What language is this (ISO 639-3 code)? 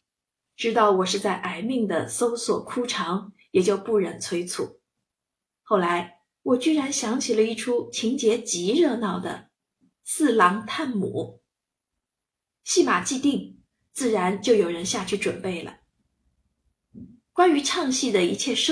zho